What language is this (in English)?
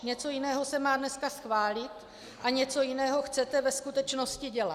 Czech